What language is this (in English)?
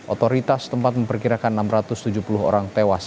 Indonesian